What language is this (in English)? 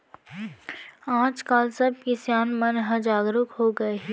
Chhattisgarhi